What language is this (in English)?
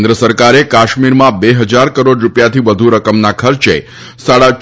Gujarati